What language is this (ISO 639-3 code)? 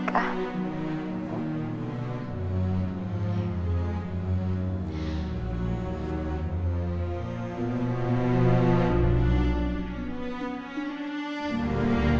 ind